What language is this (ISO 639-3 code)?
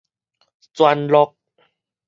nan